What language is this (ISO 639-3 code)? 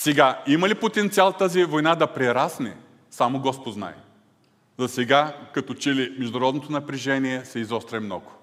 bul